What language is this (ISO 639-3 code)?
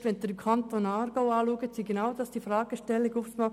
gsw